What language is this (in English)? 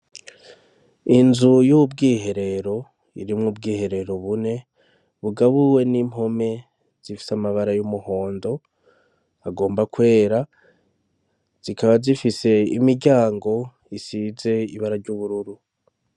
Rundi